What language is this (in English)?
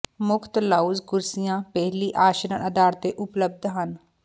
Punjabi